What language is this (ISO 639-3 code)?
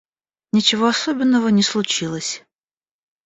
rus